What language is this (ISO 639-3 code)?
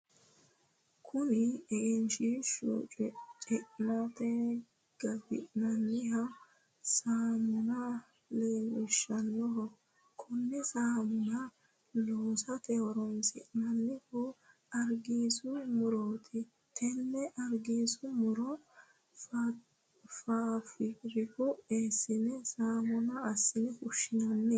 sid